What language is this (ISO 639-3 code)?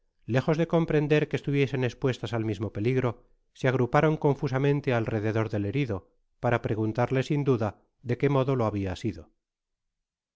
spa